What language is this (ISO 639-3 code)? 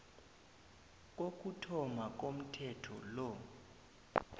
nbl